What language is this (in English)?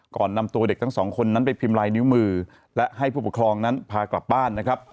Thai